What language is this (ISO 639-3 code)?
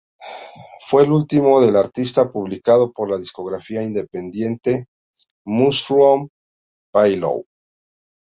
spa